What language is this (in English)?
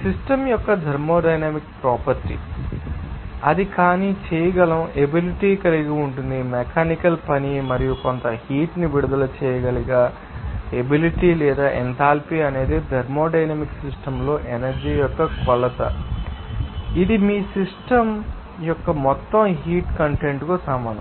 Telugu